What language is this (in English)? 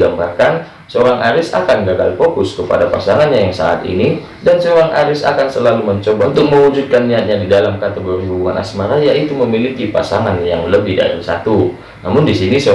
Indonesian